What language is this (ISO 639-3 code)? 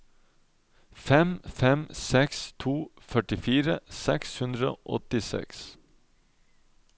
nor